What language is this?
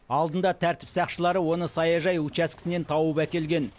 Kazakh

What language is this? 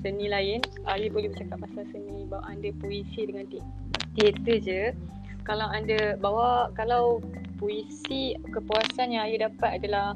Malay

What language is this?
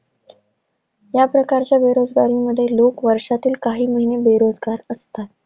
Marathi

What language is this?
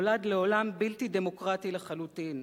Hebrew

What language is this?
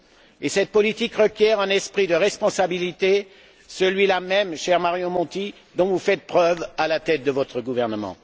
French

